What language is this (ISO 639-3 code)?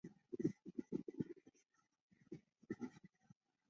zho